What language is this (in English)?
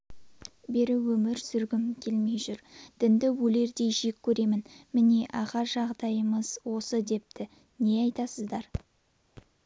Kazakh